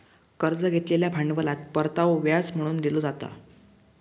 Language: Marathi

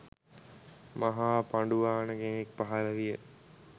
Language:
Sinhala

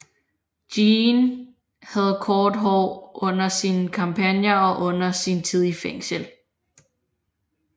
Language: Danish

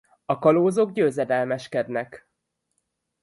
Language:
Hungarian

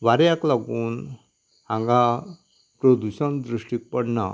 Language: Konkani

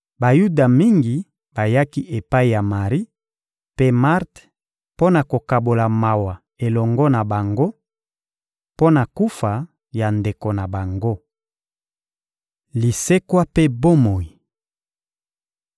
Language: Lingala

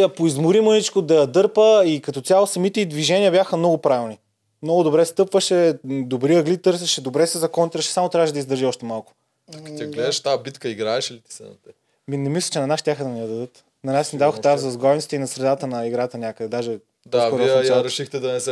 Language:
Bulgarian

